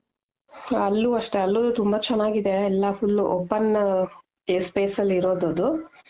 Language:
Kannada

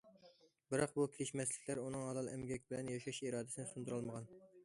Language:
Uyghur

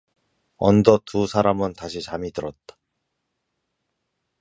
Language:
Korean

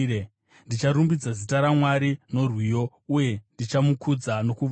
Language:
Shona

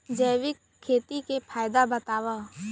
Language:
Chhattisgarhi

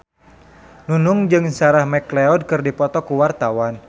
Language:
Sundanese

